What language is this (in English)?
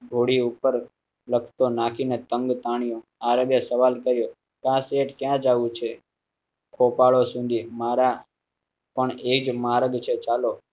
Gujarati